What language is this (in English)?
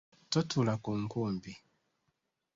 Ganda